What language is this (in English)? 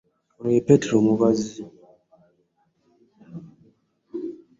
Ganda